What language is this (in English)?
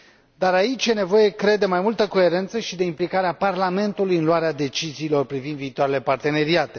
Romanian